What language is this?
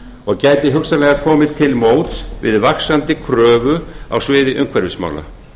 Icelandic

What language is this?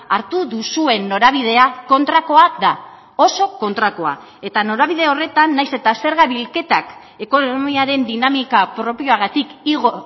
Basque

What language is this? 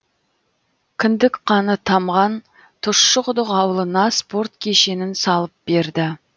Kazakh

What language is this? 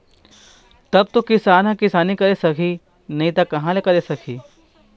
Chhattisgarhi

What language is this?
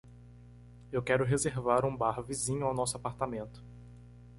Portuguese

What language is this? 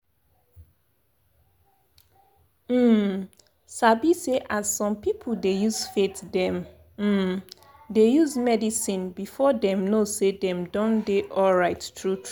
Nigerian Pidgin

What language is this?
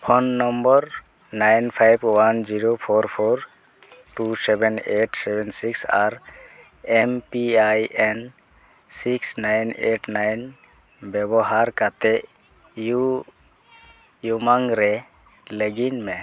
Santali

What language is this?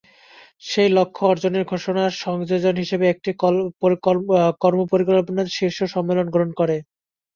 Bangla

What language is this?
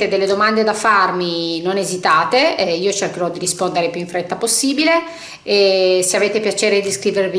Italian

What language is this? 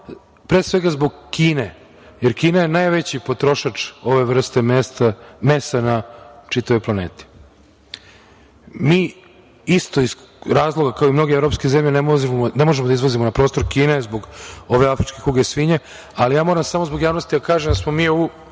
Serbian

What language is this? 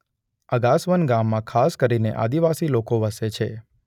Gujarati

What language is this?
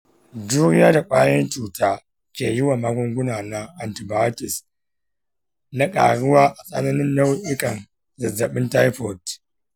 Hausa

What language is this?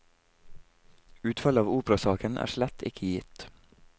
Norwegian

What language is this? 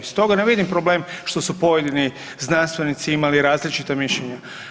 Croatian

